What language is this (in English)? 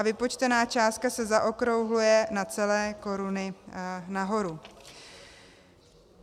Czech